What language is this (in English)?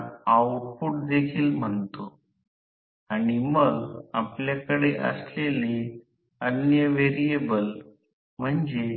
Marathi